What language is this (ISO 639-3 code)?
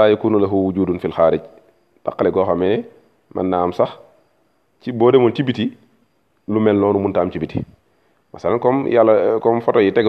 ara